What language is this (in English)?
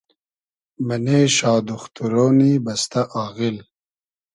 Hazaragi